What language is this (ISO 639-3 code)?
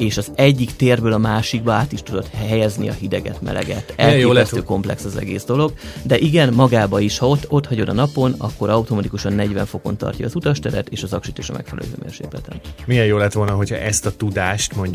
hun